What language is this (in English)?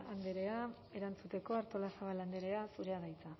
Basque